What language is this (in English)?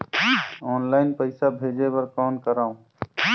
Chhattisgarhi